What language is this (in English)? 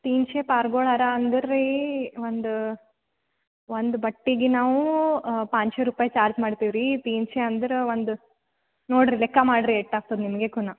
Kannada